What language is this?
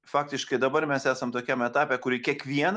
Lithuanian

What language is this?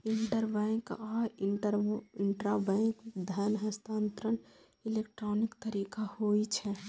Maithili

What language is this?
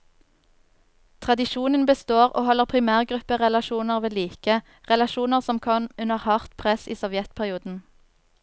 Norwegian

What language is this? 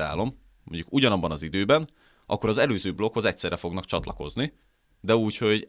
Hungarian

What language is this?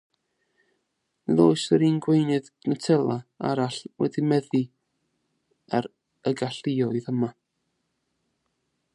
Welsh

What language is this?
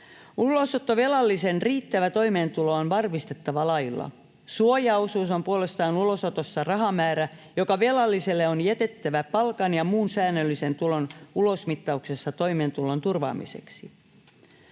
Finnish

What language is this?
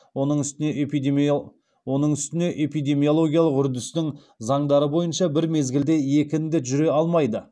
Kazakh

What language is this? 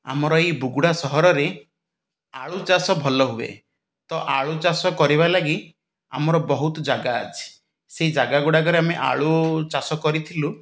Odia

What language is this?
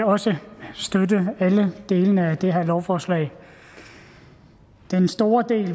Danish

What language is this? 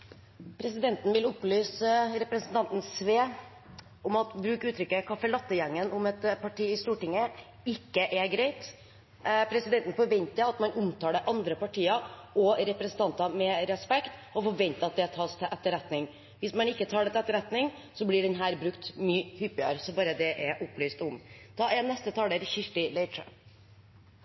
Norwegian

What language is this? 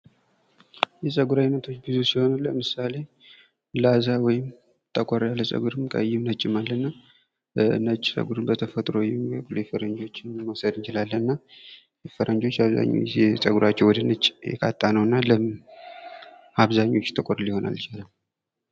Amharic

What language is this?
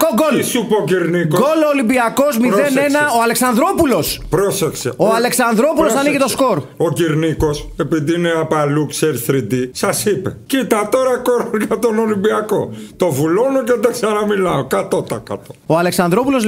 Greek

